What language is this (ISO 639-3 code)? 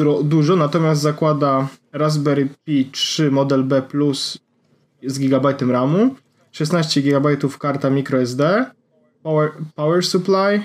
pol